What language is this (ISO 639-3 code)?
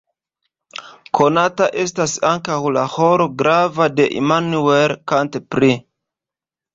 epo